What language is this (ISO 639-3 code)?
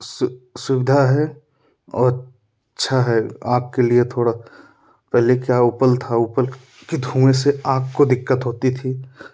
hin